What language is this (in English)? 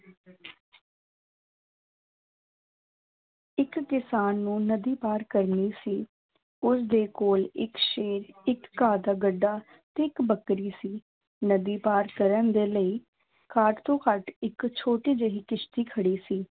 Punjabi